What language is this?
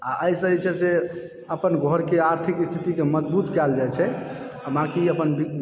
Maithili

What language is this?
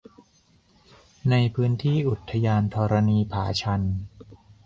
Thai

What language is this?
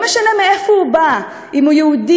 Hebrew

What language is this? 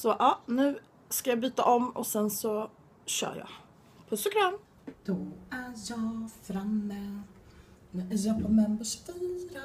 Swedish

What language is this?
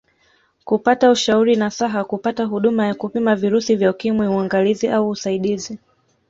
Swahili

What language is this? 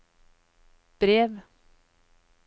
Norwegian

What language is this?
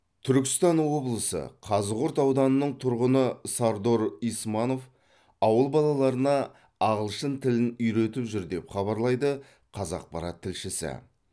Kazakh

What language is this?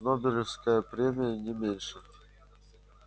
Russian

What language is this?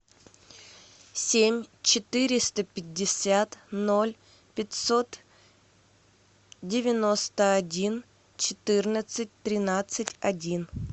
Russian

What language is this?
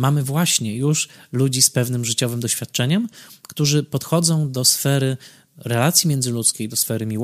Polish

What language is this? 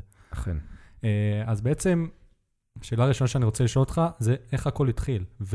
Hebrew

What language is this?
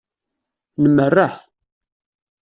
Kabyle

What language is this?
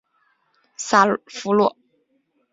Chinese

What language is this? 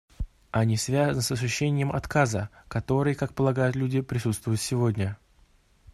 Russian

